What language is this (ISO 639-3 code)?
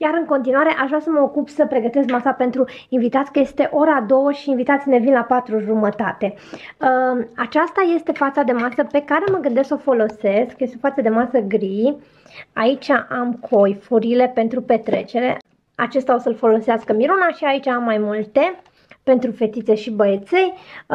ron